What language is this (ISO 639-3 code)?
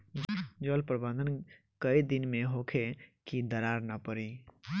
bho